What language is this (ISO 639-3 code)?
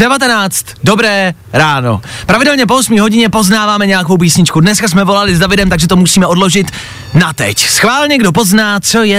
ces